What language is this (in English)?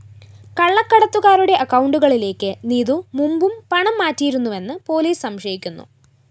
Malayalam